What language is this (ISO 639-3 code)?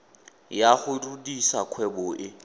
tsn